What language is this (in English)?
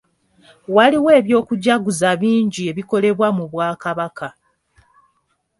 Ganda